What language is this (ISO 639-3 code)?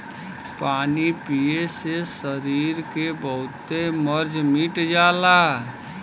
bho